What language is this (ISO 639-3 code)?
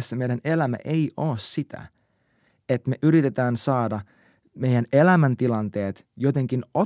fin